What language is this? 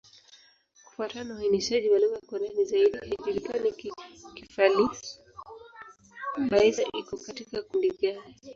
Swahili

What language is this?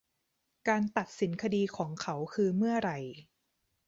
Thai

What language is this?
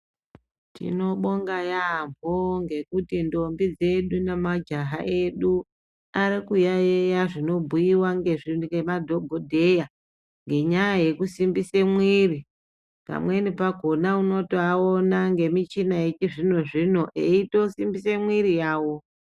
Ndau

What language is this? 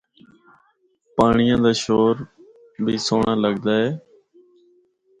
Northern Hindko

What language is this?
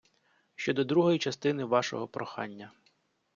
Ukrainian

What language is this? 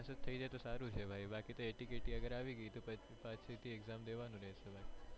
Gujarati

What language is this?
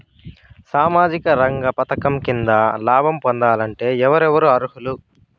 Telugu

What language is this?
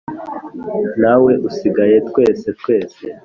Kinyarwanda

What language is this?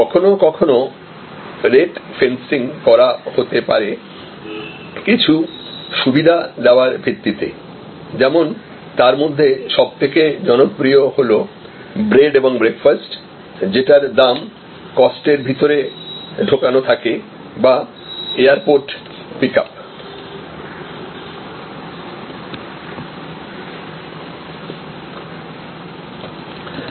Bangla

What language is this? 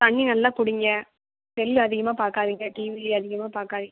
Tamil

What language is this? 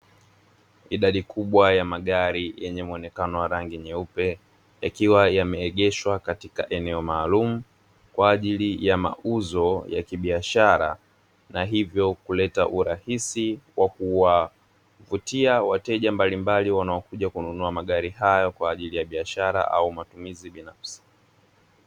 Swahili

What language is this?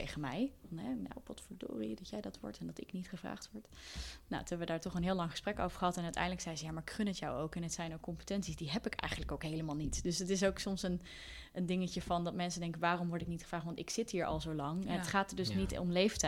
Dutch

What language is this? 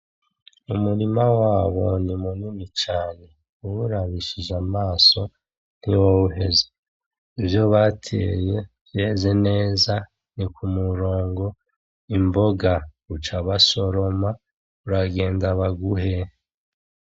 Rundi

